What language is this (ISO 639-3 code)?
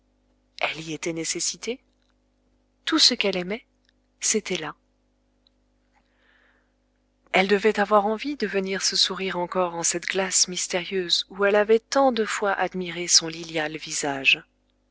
fra